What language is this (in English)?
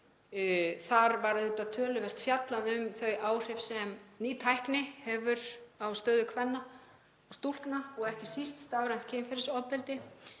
Icelandic